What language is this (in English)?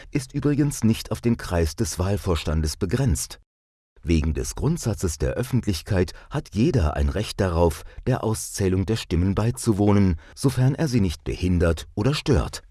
German